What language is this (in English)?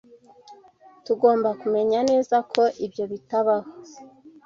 Kinyarwanda